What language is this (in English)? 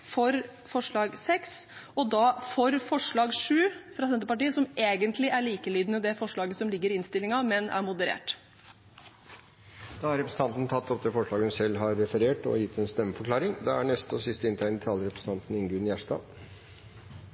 Norwegian Bokmål